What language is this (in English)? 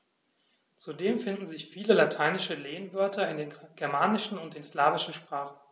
German